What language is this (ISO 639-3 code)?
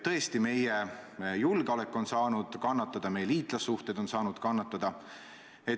est